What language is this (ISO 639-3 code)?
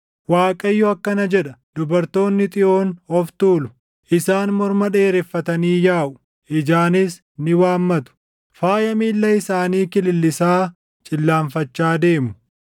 orm